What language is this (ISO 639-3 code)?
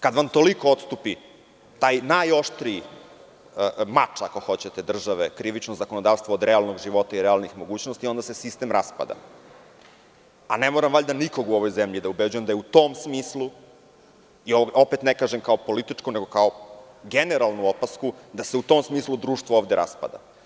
srp